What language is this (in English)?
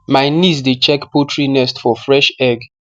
Nigerian Pidgin